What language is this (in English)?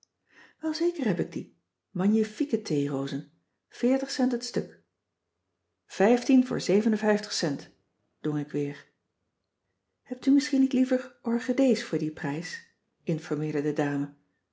Dutch